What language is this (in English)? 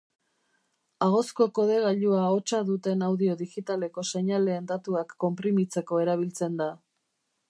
Basque